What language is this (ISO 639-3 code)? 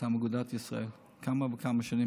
heb